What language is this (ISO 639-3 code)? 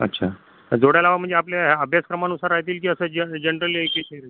mar